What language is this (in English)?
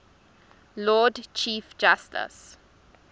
English